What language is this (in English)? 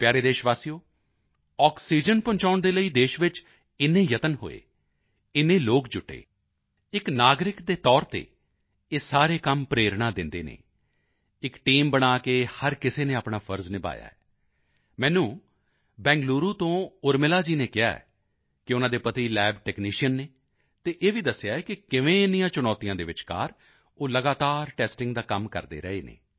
Punjabi